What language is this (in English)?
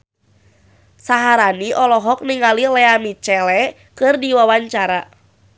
Sundanese